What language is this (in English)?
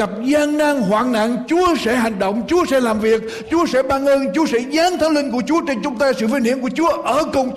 Vietnamese